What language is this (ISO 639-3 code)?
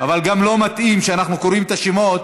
heb